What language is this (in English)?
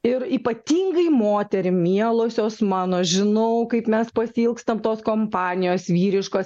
Lithuanian